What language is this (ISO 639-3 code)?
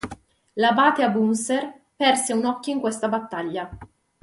ita